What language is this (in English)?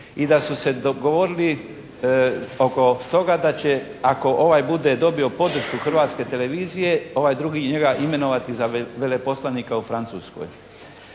Croatian